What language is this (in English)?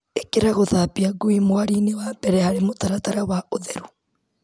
Kikuyu